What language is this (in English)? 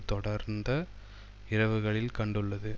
Tamil